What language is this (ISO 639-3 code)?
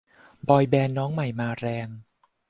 tha